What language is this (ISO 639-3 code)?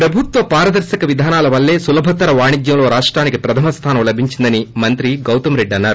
tel